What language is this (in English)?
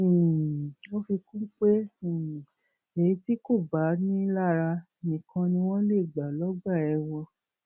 Yoruba